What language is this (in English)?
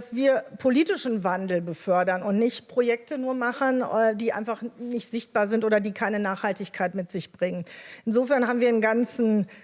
German